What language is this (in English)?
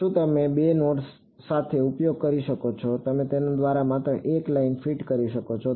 Gujarati